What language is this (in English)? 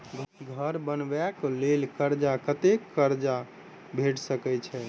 Maithili